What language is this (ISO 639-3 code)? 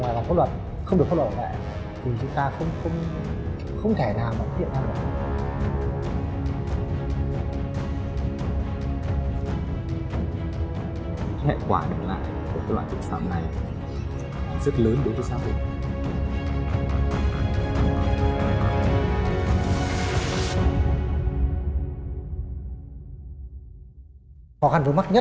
vie